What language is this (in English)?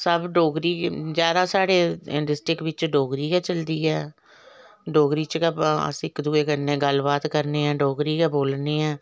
Dogri